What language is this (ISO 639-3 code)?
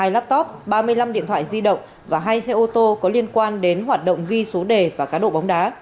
vie